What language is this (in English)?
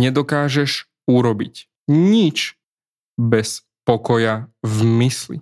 Slovak